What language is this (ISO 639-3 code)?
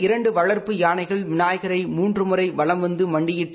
tam